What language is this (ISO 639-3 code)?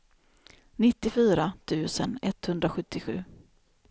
swe